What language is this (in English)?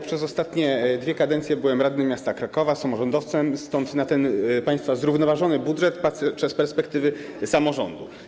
Polish